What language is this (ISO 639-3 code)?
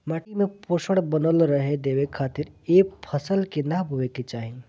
bho